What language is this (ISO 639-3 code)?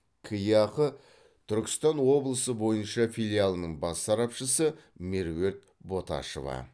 kaz